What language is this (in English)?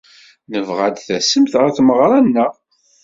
Kabyle